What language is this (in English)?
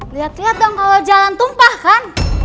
Indonesian